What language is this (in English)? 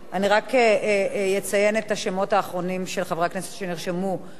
Hebrew